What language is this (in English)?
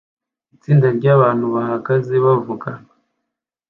Kinyarwanda